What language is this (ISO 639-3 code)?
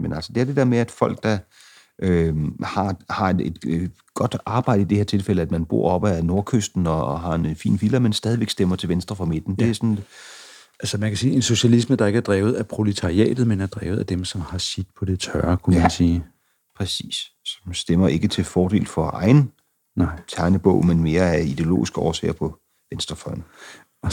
dan